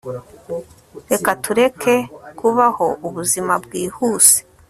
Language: Kinyarwanda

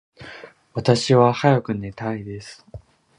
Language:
Japanese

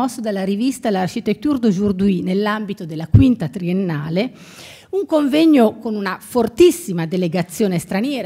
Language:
Italian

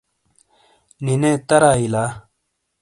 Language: Shina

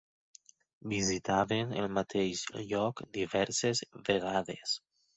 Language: Catalan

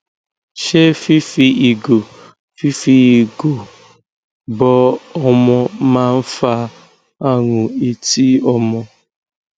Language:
Yoruba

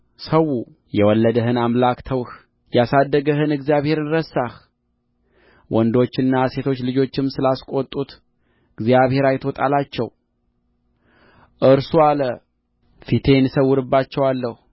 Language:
Amharic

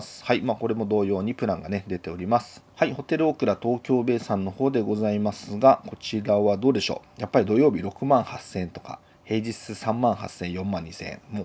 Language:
Japanese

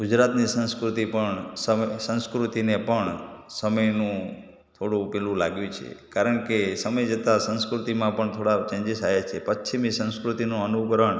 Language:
Gujarati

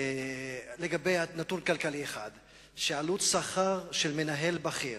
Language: Hebrew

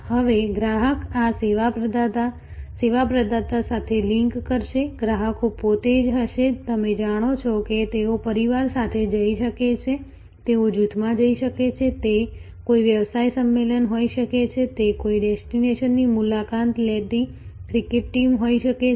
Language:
Gujarati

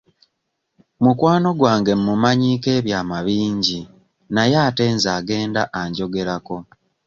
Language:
Ganda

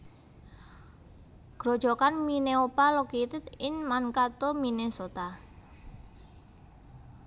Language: Javanese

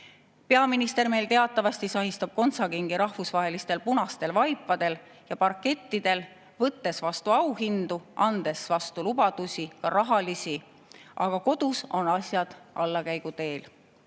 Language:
Estonian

